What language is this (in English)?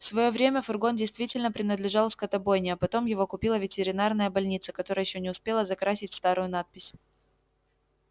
Russian